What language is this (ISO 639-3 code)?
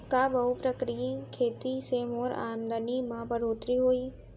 hne